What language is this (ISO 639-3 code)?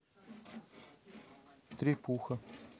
rus